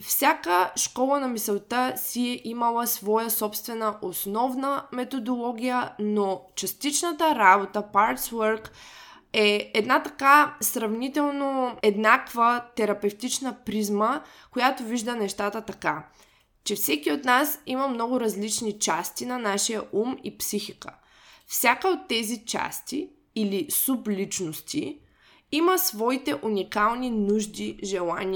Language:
Bulgarian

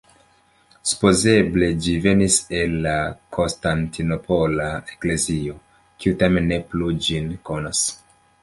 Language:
Esperanto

